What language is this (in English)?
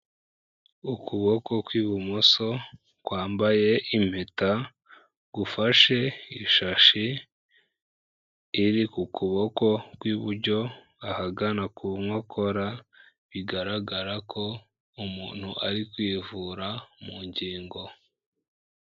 Kinyarwanda